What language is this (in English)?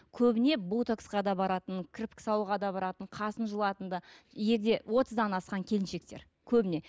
Kazakh